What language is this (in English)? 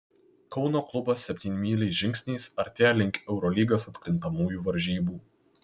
Lithuanian